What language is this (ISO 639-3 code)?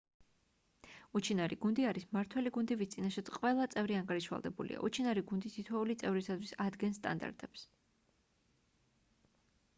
kat